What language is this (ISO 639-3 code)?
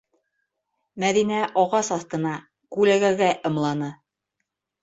bak